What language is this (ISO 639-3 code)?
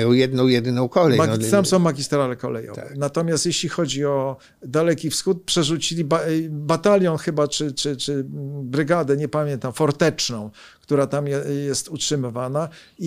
pol